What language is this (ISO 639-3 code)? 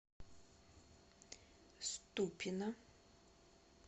rus